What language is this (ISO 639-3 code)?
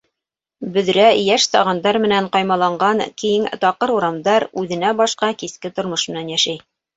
bak